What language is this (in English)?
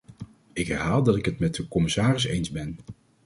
Dutch